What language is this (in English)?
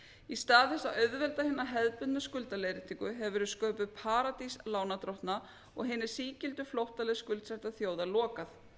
Icelandic